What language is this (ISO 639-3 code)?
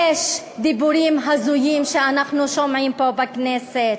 heb